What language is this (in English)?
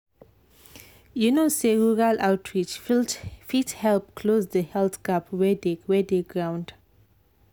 Nigerian Pidgin